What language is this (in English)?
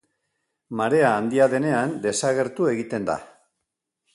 Basque